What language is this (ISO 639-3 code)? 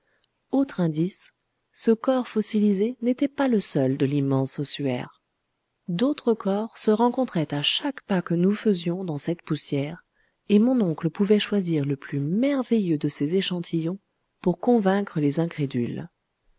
fra